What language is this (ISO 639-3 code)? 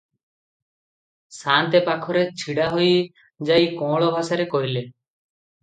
ori